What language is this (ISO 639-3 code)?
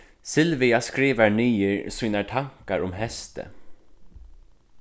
fao